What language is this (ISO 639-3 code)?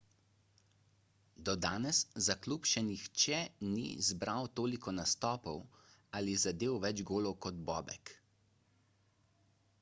slv